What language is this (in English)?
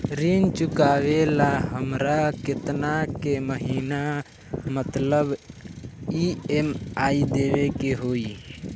Bhojpuri